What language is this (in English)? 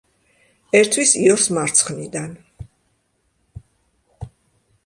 Georgian